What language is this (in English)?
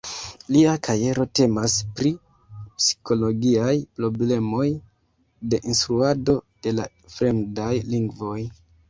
Esperanto